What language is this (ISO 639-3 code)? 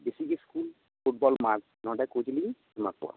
sat